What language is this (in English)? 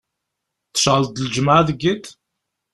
Kabyle